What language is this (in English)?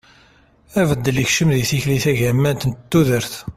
Kabyle